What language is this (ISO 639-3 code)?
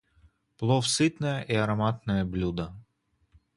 rus